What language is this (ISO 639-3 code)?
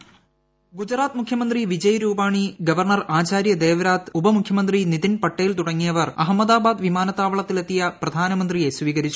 mal